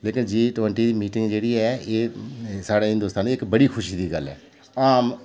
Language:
Dogri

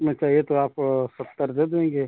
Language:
Hindi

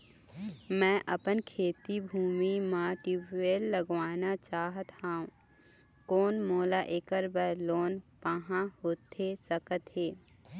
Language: Chhattisgarhi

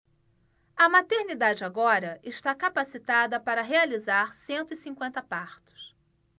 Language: Portuguese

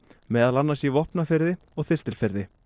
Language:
Icelandic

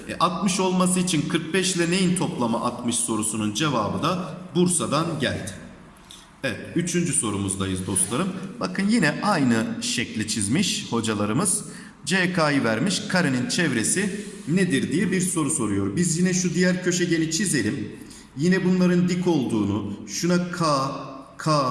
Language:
Turkish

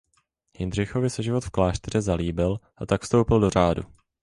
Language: Czech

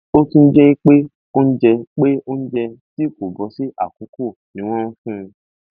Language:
Yoruba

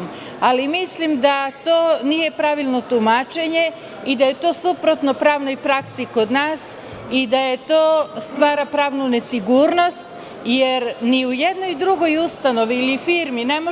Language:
Serbian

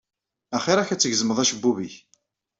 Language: Kabyle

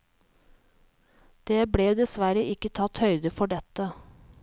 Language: Norwegian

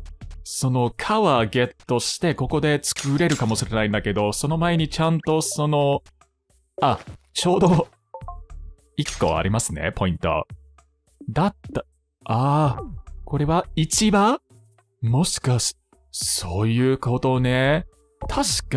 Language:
Japanese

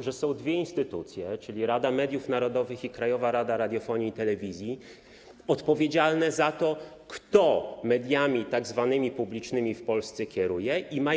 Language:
Polish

